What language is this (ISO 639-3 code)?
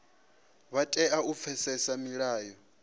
ven